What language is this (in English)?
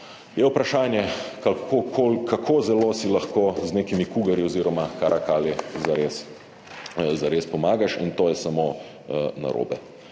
Slovenian